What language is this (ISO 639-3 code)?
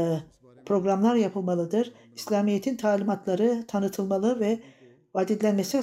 tur